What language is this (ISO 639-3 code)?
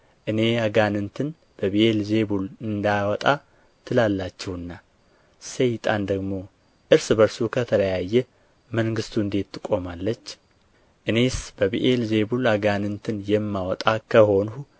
amh